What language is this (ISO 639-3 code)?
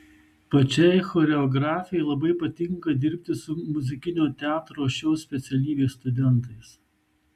lit